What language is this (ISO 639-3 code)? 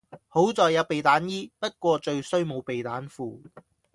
yue